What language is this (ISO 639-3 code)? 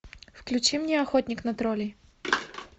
rus